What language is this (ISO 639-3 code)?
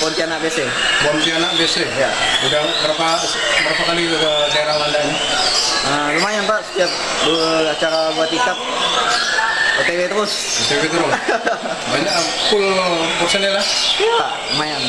ind